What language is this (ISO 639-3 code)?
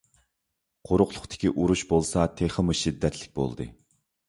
uig